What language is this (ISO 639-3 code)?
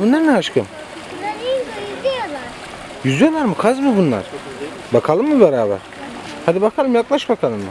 tur